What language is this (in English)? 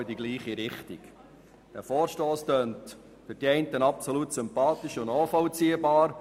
Swiss German